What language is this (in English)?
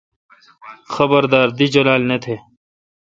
Kalkoti